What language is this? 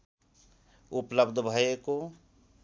Nepali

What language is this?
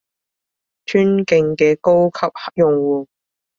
Cantonese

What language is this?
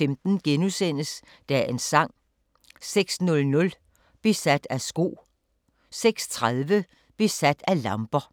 Danish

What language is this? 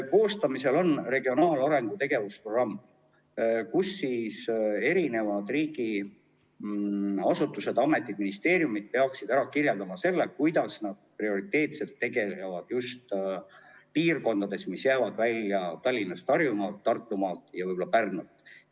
Estonian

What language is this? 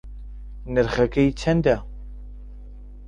Central Kurdish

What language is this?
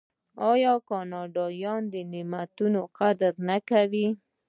Pashto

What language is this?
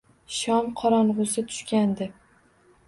Uzbek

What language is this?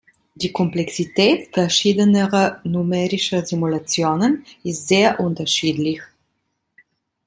German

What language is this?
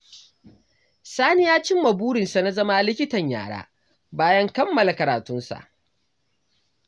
Hausa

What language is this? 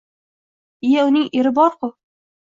Uzbek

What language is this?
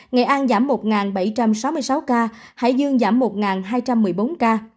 Vietnamese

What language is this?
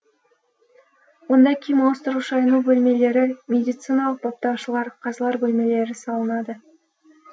Kazakh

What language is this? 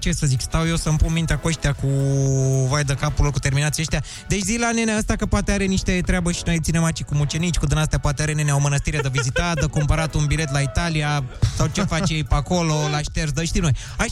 Romanian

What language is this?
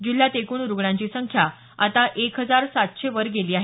Marathi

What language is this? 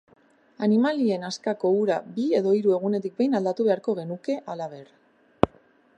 Basque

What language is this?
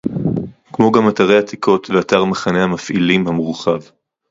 Hebrew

